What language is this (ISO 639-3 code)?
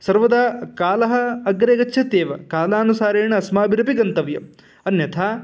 san